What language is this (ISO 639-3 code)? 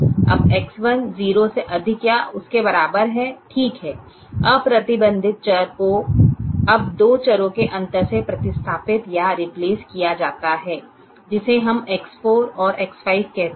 hin